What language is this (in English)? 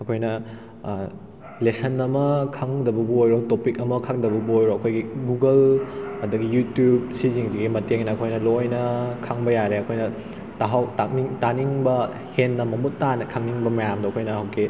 Manipuri